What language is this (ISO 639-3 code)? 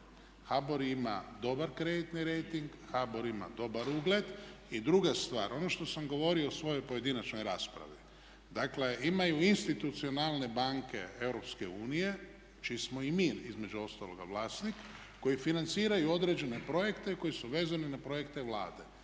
hrv